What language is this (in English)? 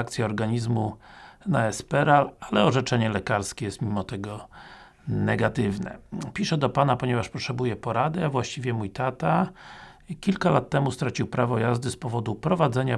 Polish